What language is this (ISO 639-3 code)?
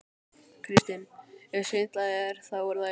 isl